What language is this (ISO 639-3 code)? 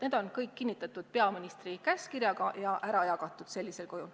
est